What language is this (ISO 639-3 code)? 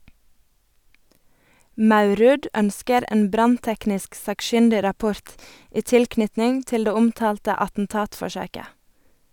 nor